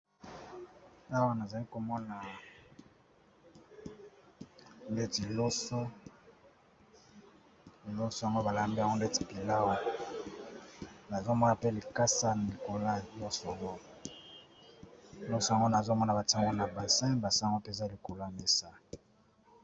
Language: Lingala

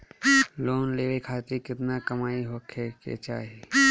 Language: Bhojpuri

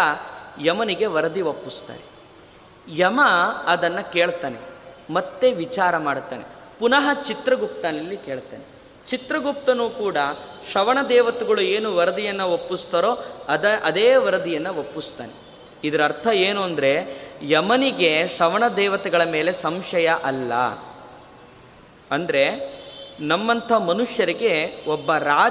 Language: Kannada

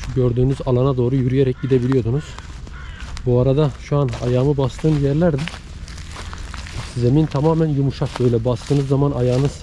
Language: Turkish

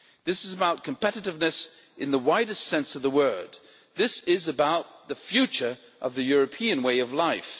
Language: English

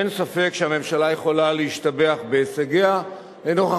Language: Hebrew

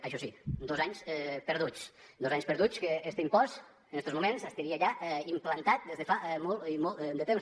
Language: Catalan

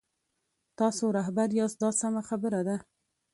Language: Pashto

